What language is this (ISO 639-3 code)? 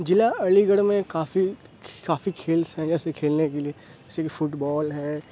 urd